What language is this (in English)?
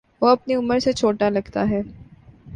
Urdu